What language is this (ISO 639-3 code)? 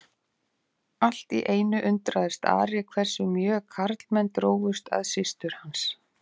isl